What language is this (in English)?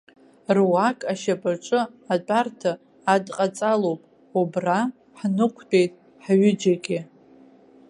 Abkhazian